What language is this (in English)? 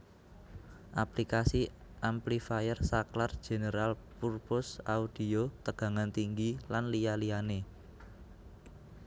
Javanese